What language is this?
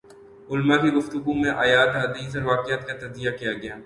Urdu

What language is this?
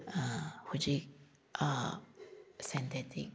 Manipuri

